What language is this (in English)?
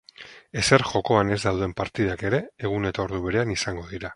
Basque